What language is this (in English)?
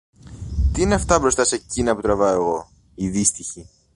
Greek